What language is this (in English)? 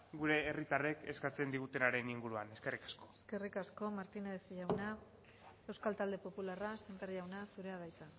Basque